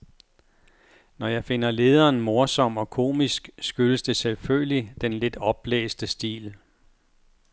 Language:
Danish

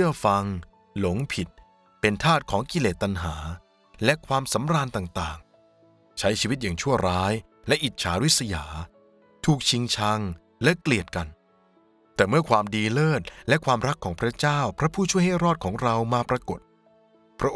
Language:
Thai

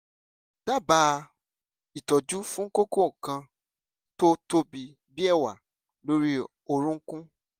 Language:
Yoruba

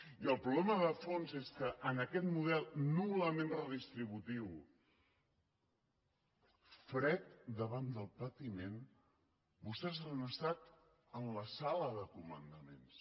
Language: Catalan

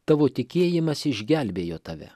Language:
Lithuanian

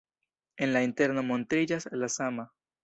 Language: Esperanto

